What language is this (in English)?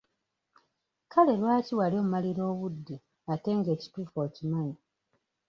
Ganda